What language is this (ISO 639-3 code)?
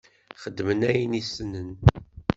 kab